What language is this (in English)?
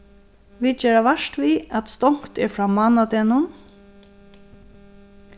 Faroese